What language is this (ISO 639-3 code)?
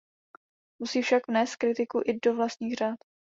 ces